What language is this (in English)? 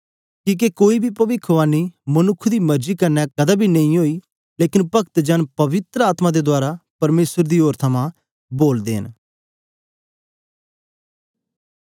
Dogri